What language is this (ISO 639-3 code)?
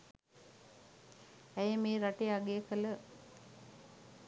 sin